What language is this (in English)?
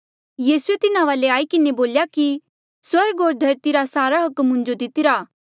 Mandeali